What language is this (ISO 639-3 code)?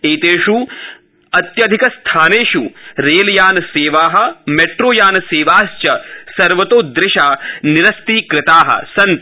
san